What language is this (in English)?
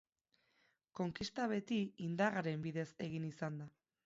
Basque